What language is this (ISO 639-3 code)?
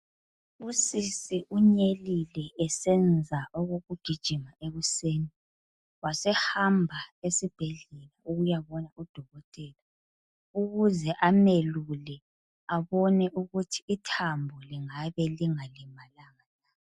nde